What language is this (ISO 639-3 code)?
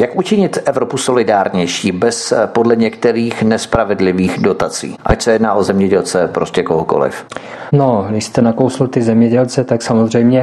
ces